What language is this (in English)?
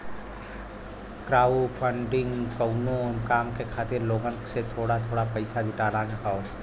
Bhojpuri